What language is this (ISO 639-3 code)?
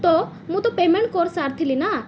ori